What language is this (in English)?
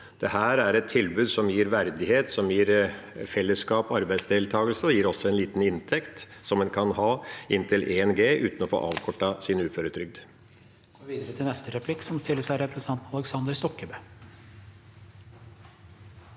Norwegian